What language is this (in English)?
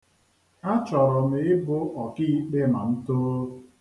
Igbo